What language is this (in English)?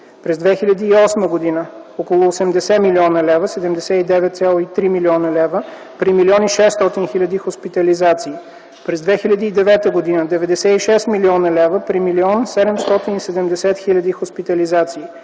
Bulgarian